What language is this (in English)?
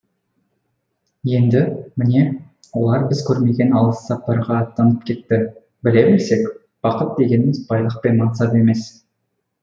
Kazakh